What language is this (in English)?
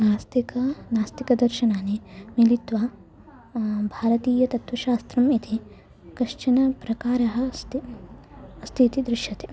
Sanskrit